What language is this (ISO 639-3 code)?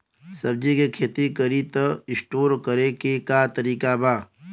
bho